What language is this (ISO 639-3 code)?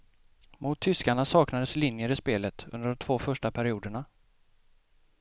swe